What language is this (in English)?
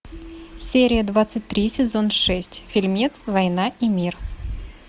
Russian